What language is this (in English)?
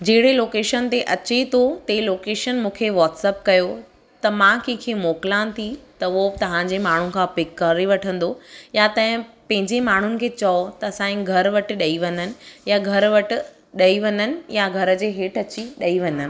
Sindhi